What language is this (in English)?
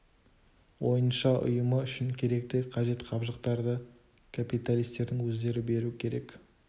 Kazakh